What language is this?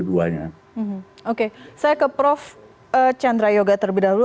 Indonesian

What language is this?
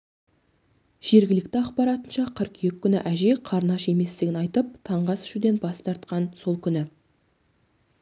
Kazakh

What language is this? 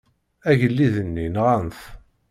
Kabyle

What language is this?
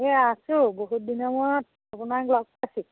Assamese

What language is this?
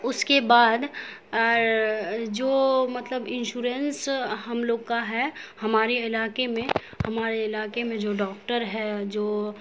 Urdu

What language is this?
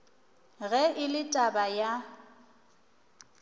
Northern Sotho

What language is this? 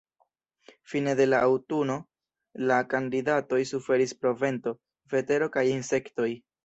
Esperanto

